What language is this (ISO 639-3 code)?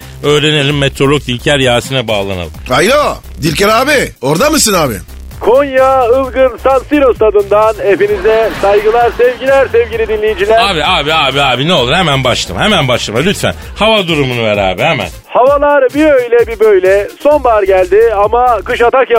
tur